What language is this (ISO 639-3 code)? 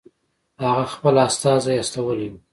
pus